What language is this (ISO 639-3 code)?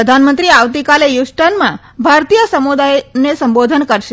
guj